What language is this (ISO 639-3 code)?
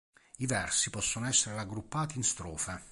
ita